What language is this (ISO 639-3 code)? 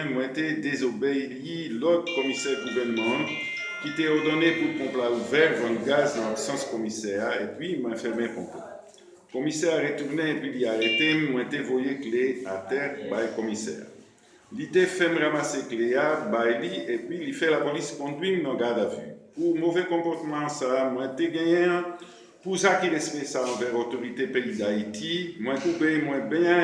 fra